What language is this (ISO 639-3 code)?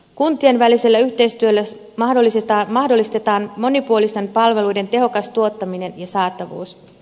fin